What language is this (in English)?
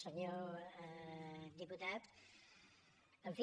Catalan